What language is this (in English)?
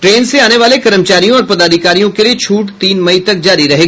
Hindi